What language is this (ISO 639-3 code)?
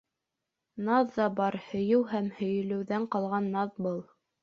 bak